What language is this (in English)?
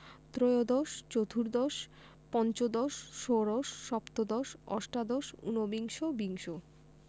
Bangla